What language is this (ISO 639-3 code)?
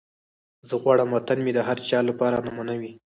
pus